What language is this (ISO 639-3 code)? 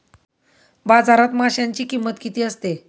mar